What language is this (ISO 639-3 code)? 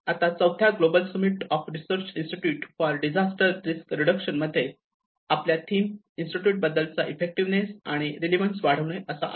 mar